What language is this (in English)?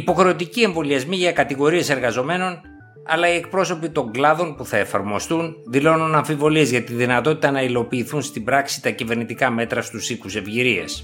Greek